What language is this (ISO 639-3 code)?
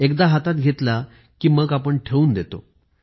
mar